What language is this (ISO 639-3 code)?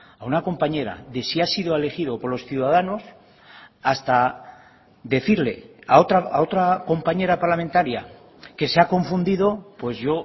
spa